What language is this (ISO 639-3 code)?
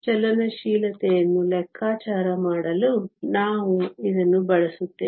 kan